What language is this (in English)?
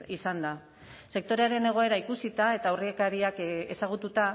Basque